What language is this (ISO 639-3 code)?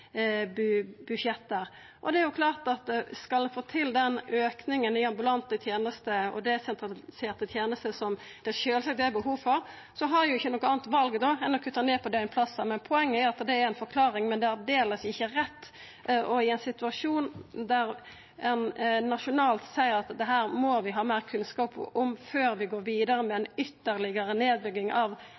nno